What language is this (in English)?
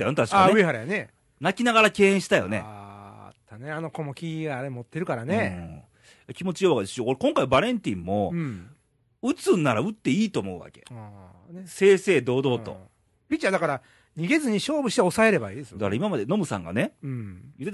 Japanese